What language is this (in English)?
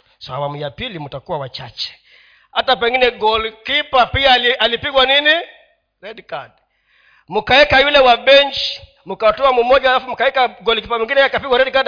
Swahili